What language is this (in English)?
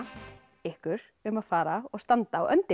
Icelandic